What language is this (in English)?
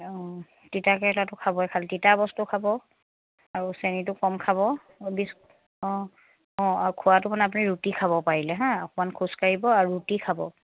Assamese